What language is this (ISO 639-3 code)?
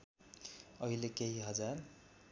nep